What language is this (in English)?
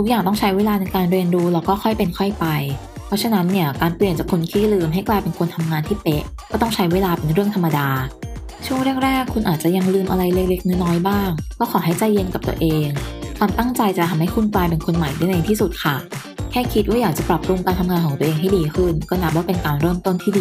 Thai